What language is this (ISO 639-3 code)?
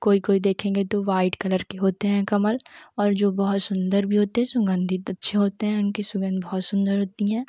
hin